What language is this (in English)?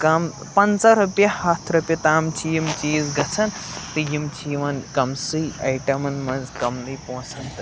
Kashmiri